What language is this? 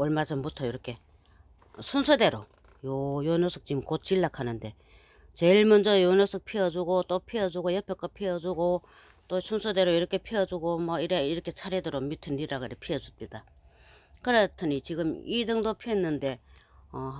Korean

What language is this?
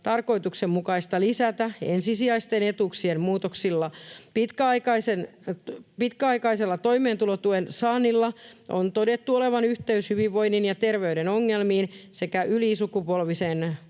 Finnish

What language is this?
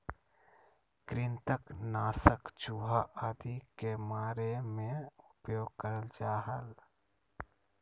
Magahi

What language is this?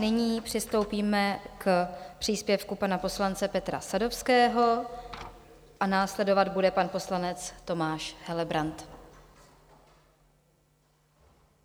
Czech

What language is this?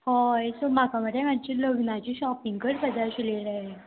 Konkani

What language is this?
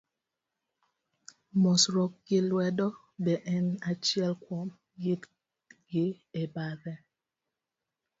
Luo (Kenya and Tanzania)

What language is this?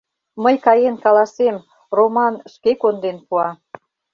Mari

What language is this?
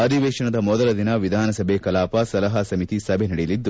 Kannada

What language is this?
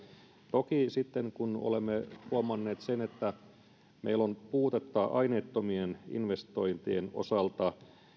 Finnish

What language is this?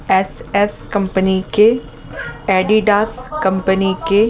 Hindi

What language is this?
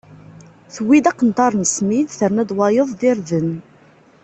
Kabyle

